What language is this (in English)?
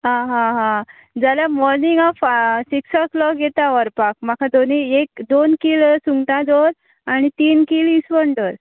Konkani